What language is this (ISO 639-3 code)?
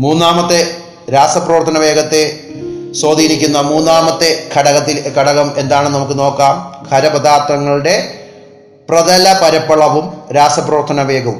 mal